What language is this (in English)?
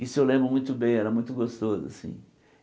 Portuguese